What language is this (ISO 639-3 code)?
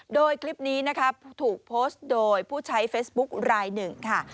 tha